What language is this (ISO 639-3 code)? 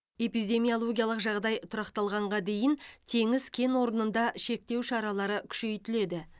kaz